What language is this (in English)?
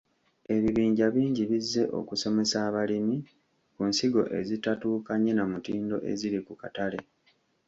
Ganda